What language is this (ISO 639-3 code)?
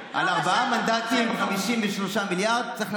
heb